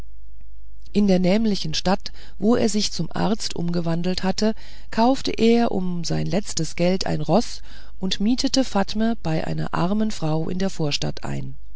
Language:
German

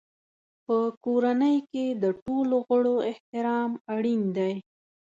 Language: Pashto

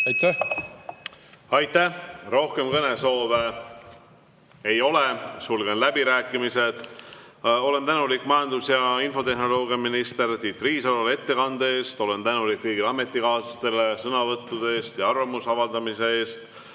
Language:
Estonian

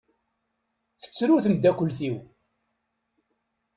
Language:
Kabyle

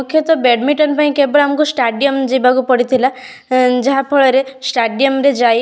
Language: Odia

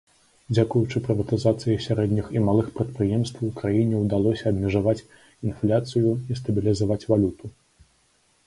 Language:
Belarusian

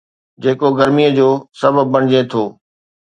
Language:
Sindhi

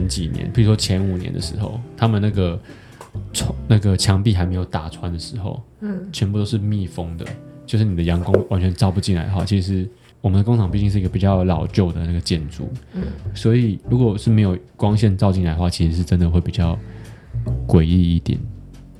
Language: Chinese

